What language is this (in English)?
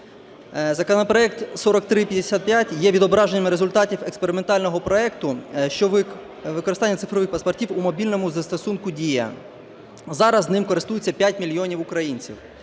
Ukrainian